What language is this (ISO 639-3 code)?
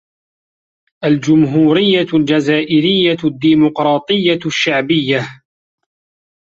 ara